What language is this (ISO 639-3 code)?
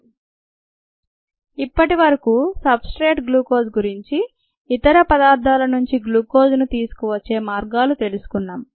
tel